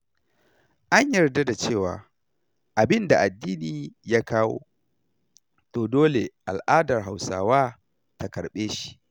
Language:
Hausa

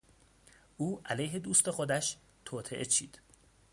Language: Persian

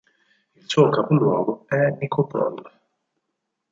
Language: Italian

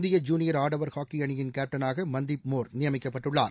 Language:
Tamil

